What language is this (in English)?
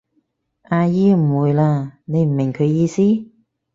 Cantonese